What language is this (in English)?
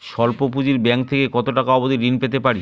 Bangla